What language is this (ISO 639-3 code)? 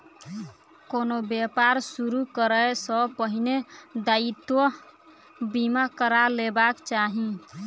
mai